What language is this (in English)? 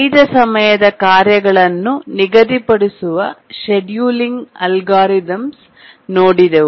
Kannada